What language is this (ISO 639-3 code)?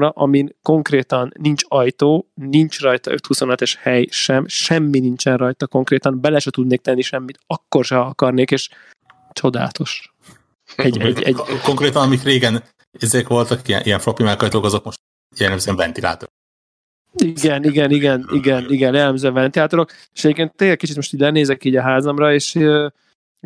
hun